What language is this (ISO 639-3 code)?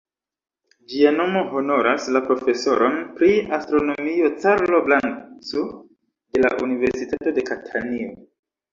epo